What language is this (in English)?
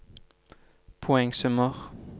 Norwegian